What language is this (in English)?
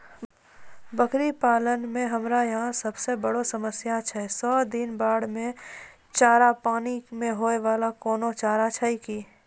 Maithili